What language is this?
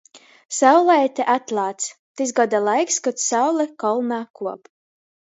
Latgalian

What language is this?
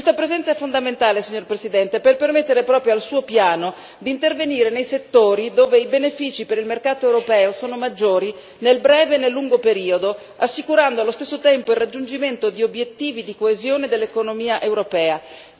Italian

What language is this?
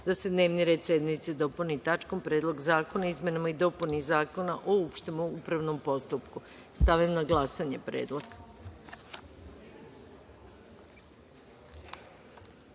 Serbian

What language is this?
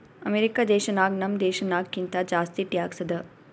Kannada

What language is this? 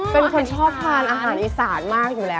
Thai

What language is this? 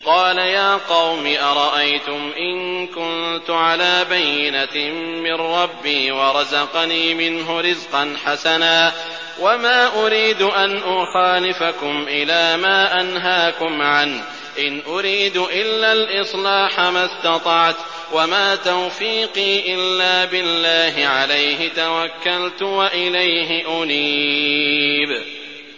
Arabic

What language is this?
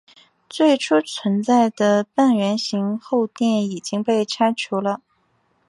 Chinese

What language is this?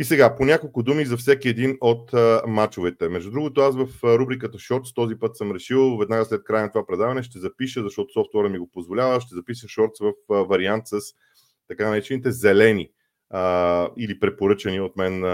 Bulgarian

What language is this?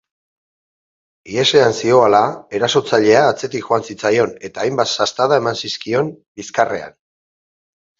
Basque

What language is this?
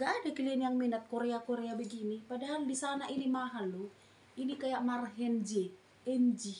Indonesian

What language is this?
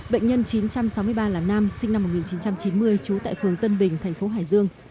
Vietnamese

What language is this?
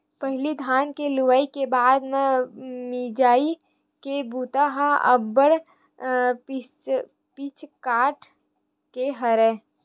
Chhattisgarhi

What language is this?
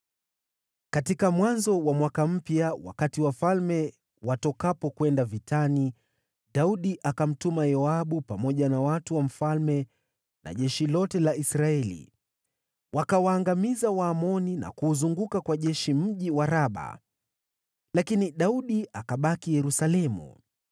Swahili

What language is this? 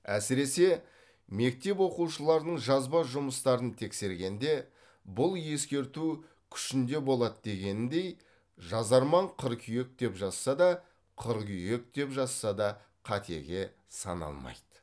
Kazakh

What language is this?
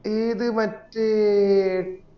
Malayalam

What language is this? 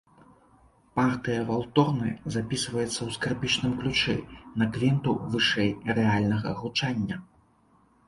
Belarusian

